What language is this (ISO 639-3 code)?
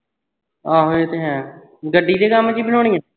pan